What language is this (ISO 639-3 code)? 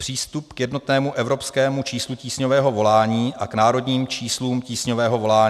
ces